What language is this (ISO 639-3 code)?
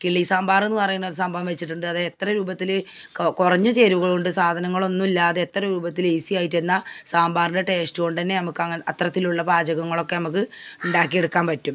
mal